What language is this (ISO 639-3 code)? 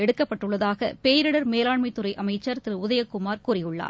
tam